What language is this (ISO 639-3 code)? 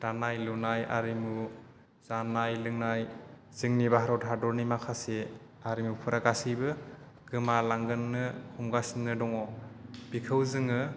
brx